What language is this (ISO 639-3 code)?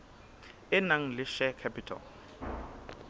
sot